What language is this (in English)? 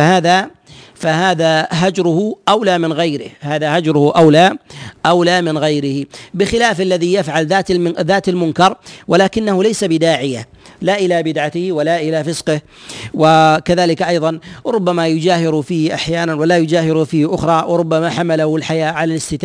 Arabic